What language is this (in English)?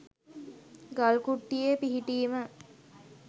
Sinhala